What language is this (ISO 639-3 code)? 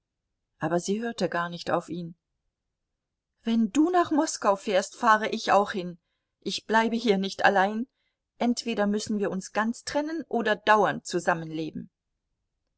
deu